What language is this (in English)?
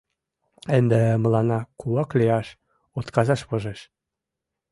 Mari